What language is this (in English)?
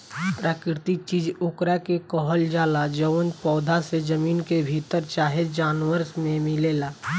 Bhojpuri